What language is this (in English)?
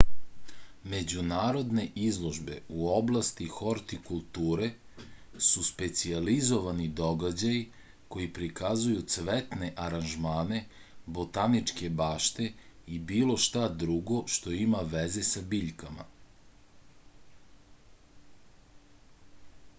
Serbian